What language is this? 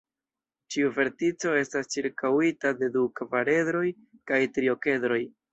Esperanto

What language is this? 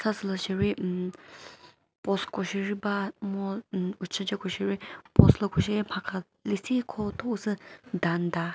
Chokri Naga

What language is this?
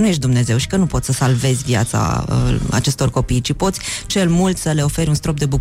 Romanian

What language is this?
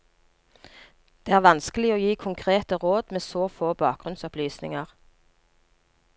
Norwegian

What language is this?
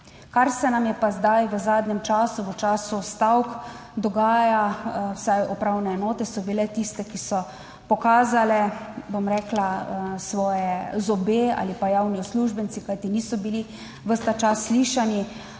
Slovenian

